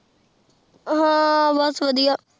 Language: Punjabi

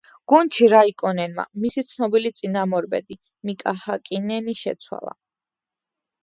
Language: Georgian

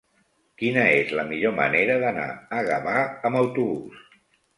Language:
Catalan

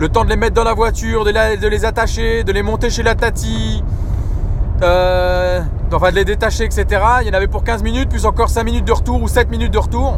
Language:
French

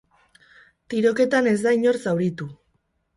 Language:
Basque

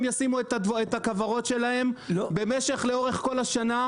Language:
Hebrew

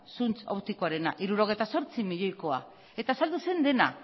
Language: Basque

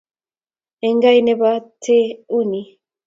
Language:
Kalenjin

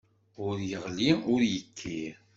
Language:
Kabyle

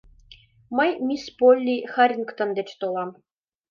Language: Mari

